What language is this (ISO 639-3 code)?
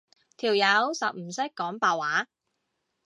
yue